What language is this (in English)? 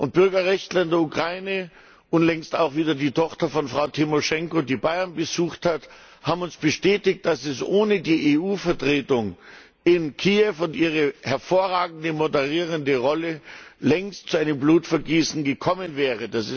German